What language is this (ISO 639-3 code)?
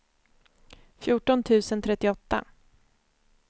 swe